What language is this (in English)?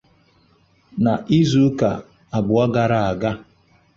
Igbo